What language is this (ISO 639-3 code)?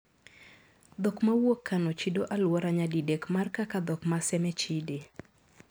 luo